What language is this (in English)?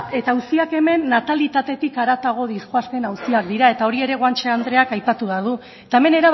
Basque